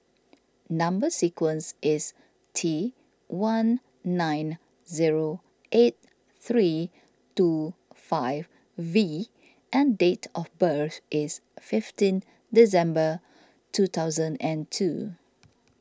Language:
English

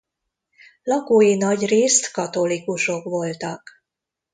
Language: Hungarian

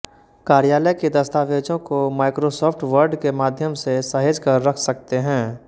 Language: Hindi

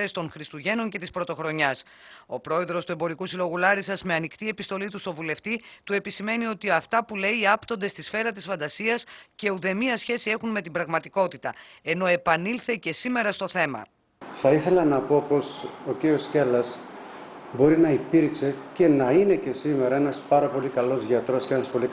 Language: Greek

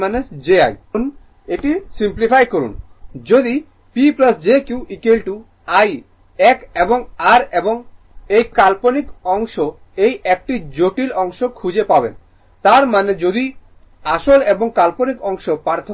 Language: Bangla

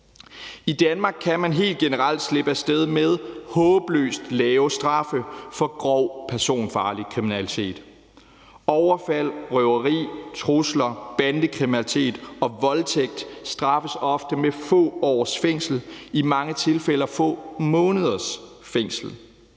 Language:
Danish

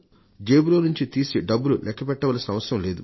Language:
Telugu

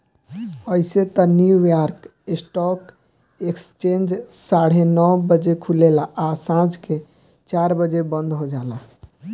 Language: Bhojpuri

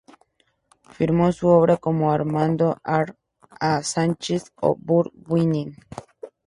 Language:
Spanish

